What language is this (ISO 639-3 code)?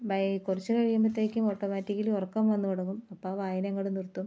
mal